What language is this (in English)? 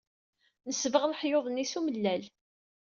Kabyle